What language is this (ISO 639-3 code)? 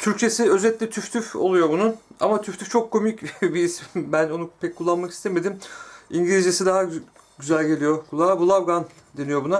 tur